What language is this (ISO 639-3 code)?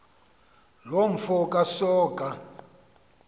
xho